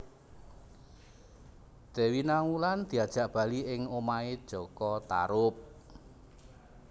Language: Javanese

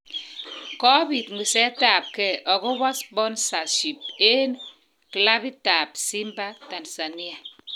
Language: Kalenjin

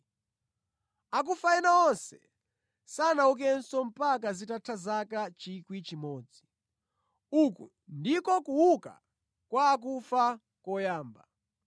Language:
Nyanja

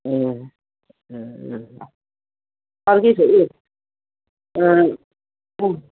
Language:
Nepali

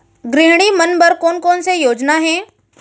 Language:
Chhattisgarhi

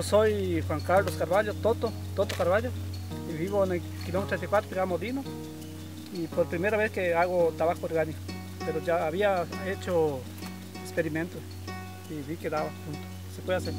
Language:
Spanish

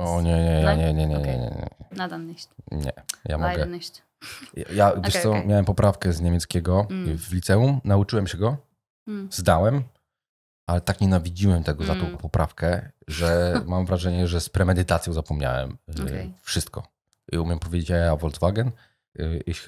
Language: Polish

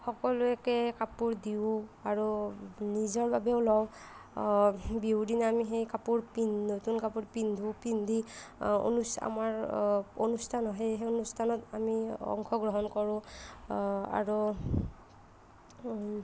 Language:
Assamese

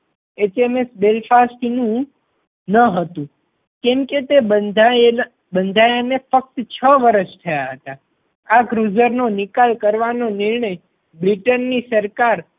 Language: Gujarati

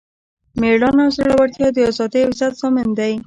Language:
Pashto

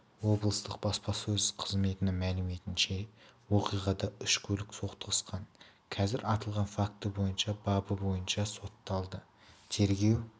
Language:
Kazakh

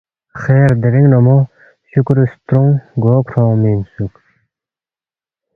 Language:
Balti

